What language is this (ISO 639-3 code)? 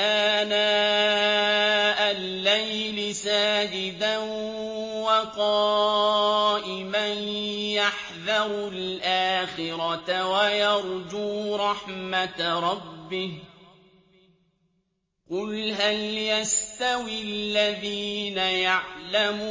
ara